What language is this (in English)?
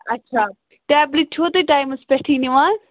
Kashmiri